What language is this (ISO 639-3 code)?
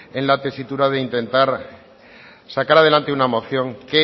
spa